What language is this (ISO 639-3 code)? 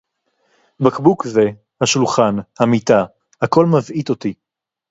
heb